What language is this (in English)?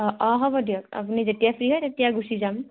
Assamese